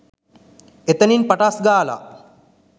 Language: Sinhala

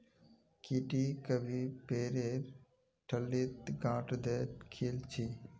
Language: Magahi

